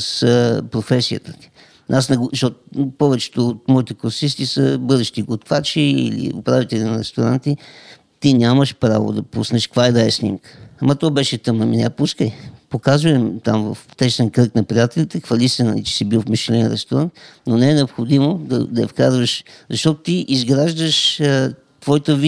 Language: Bulgarian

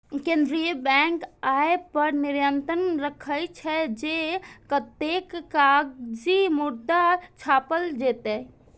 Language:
Maithili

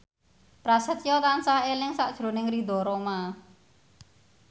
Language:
Javanese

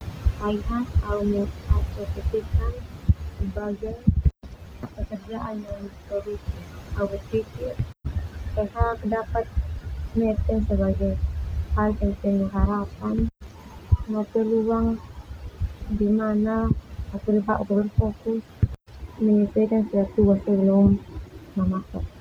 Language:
Termanu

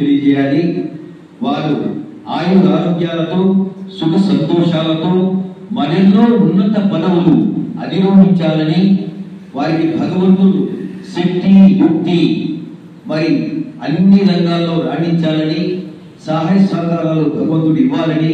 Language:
Telugu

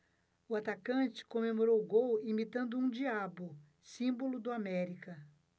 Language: Portuguese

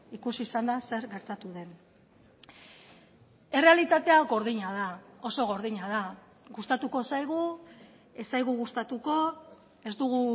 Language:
Basque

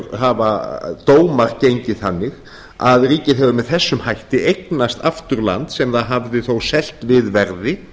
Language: Icelandic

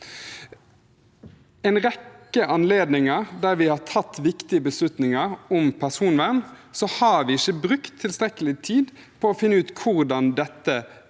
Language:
Norwegian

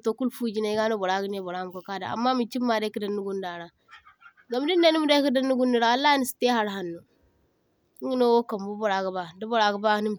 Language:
Zarma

